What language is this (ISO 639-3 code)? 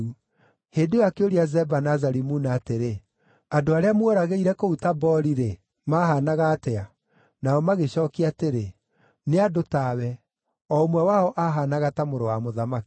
kik